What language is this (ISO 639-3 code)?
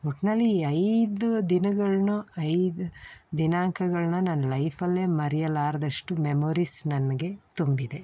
kan